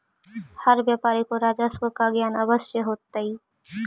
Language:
Magahi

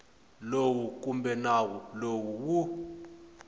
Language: Tsonga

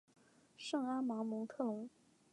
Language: Chinese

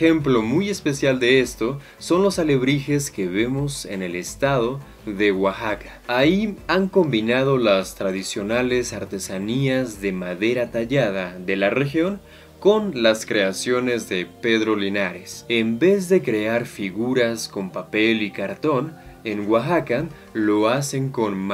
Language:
Spanish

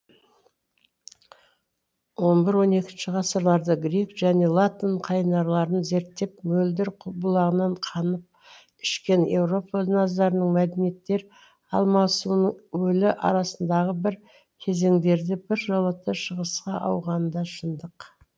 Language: Kazakh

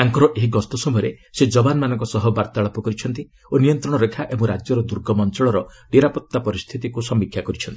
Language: Odia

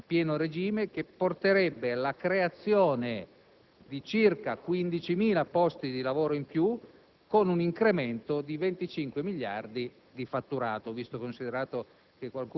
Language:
Italian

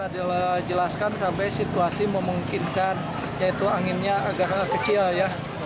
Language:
Indonesian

